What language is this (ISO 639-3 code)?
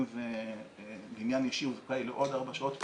heb